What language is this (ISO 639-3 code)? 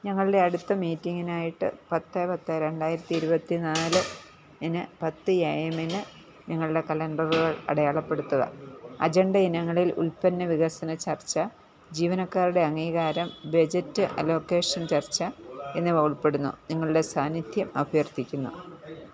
mal